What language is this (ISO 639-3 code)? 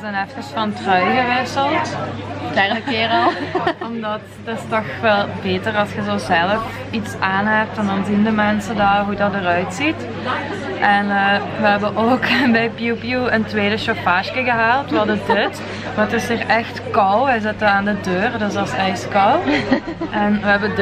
nld